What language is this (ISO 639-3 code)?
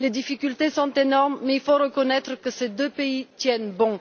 fra